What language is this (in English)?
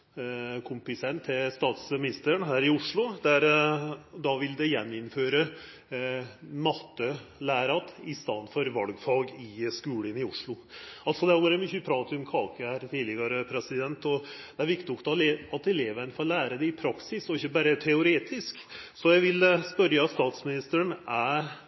Norwegian Nynorsk